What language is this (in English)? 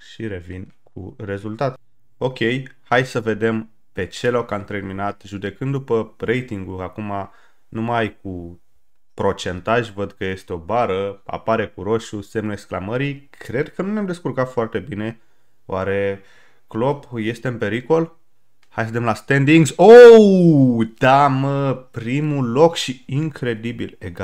Romanian